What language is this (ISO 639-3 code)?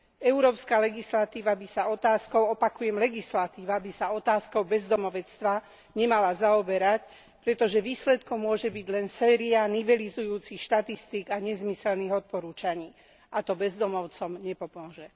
slk